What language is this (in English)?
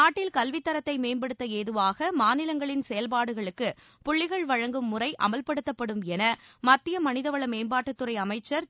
Tamil